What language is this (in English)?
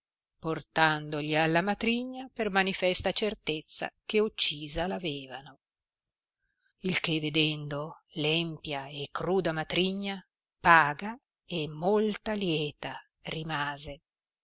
Italian